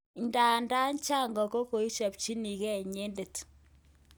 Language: Kalenjin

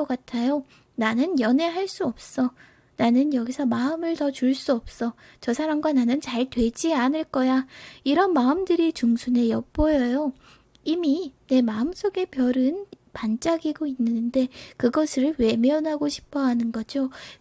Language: Korean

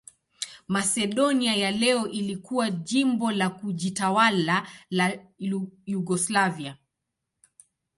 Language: Swahili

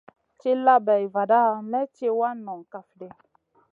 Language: Masana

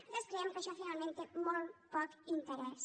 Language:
Catalan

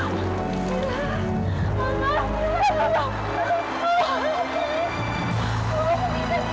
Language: Indonesian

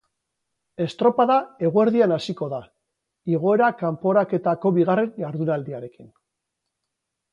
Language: Basque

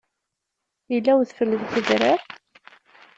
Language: Kabyle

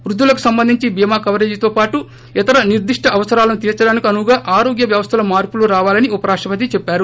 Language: Telugu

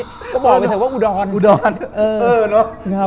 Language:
Thai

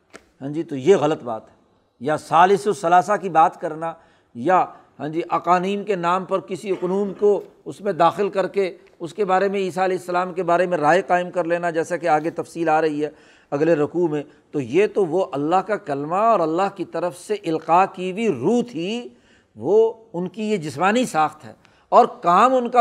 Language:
Urdu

